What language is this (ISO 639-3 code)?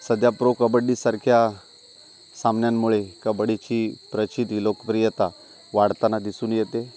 mar